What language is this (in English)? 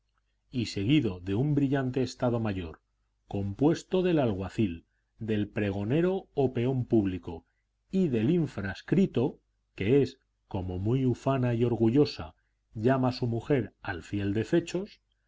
Spanish